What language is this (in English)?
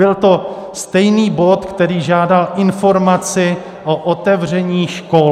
Czech